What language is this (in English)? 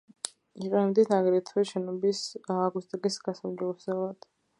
Georgian